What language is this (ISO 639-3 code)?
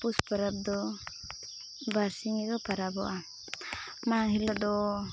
sat